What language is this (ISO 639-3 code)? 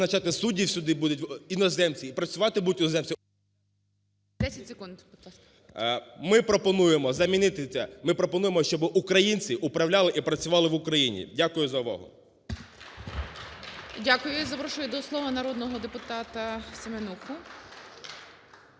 ukr